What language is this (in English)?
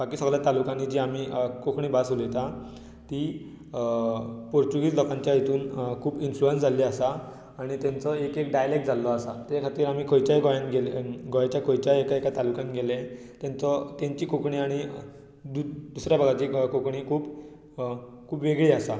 Konkani